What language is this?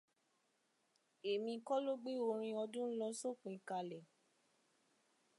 Yoruba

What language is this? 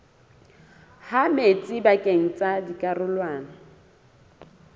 Southern Sotho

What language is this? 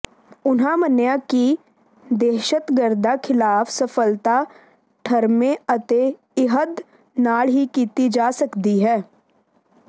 Punjabi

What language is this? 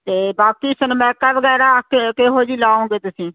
Punjabi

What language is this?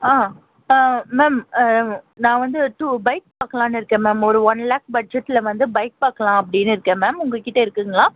Tamil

